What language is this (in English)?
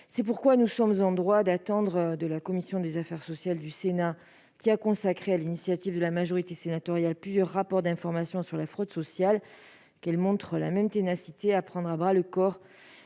French